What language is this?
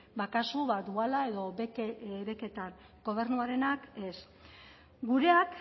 Basque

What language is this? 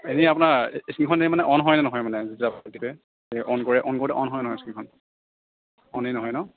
Assamese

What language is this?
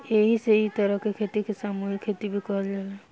Bhojpuri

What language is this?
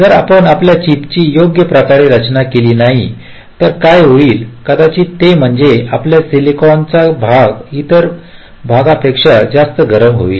Marathi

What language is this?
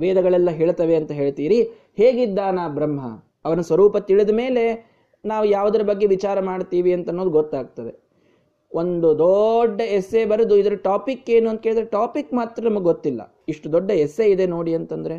Kannada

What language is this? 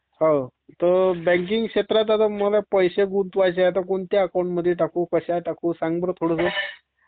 Marathi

